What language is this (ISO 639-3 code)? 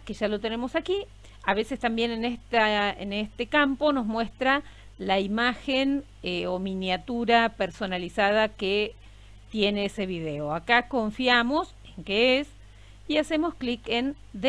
spa